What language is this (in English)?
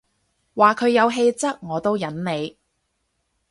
Cantonese